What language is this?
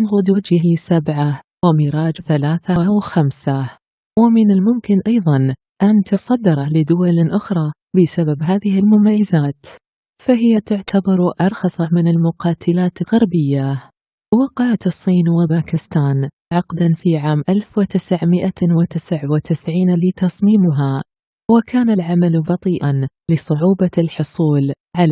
Arabic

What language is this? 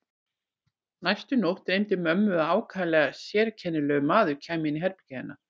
Icelandic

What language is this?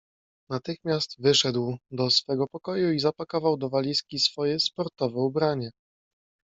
Polish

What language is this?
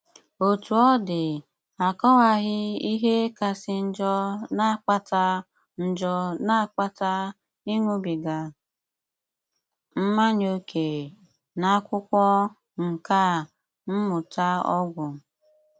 Igbo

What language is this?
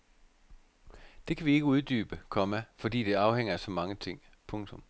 Danish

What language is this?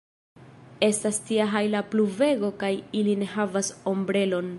Esperanto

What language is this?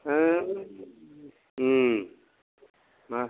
Bodo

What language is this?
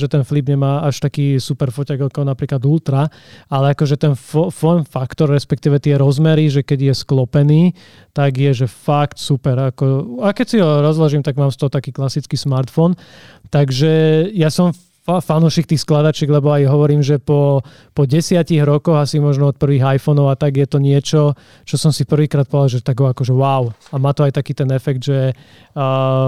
Slovak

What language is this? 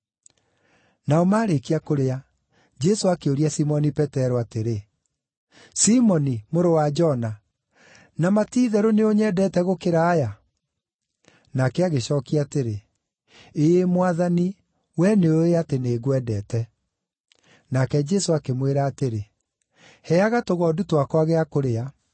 Kikuyu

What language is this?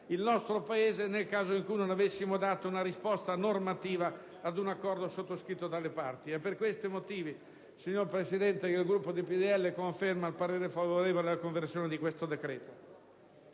Italian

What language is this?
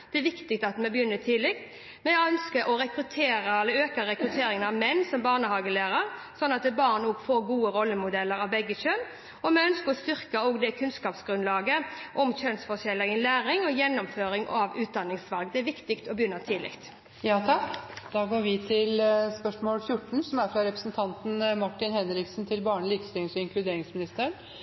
Norwegian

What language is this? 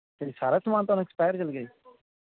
Punjabi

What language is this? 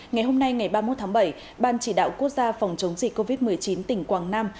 Vietnamese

